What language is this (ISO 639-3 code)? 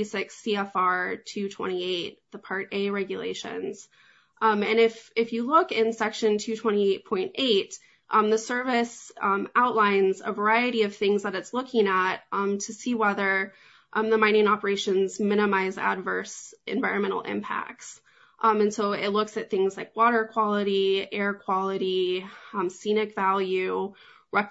eng